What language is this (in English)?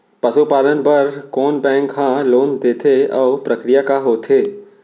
Chhattisgarhi